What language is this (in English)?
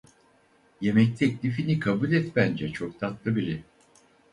Turkish